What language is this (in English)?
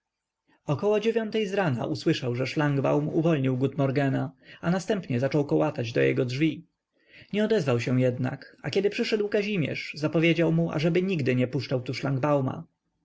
Polish